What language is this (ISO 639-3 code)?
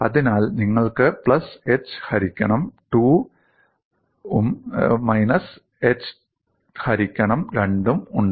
mal